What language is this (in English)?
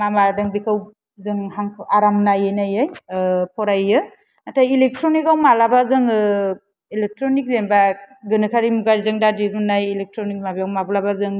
Bodo